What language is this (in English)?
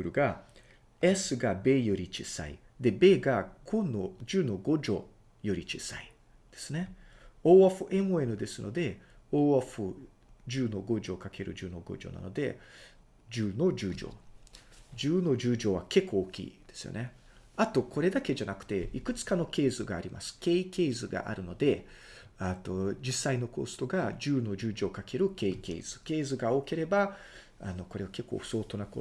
Japanese